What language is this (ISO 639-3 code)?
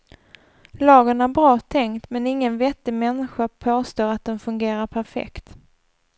swe